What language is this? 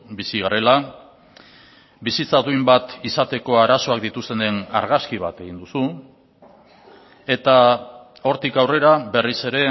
Basque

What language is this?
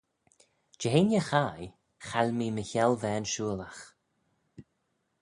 Manx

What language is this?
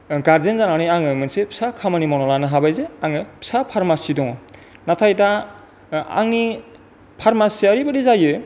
Bodo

